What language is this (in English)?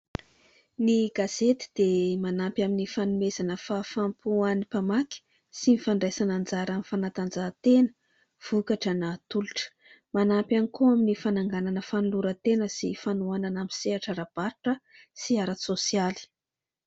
Malagasy